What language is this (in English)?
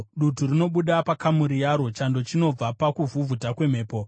Shona